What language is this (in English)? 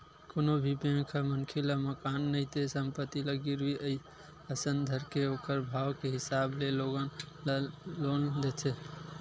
Chhattisgarhi